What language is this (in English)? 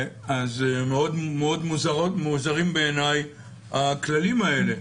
Hebrew